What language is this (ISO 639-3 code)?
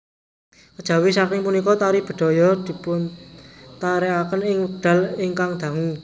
jav